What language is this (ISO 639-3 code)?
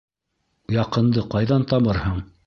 bak